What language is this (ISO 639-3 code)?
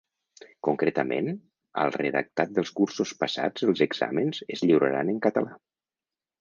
cat